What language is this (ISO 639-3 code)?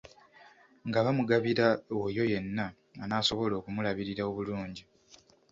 lug